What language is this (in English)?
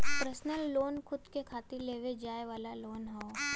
Bhojpuri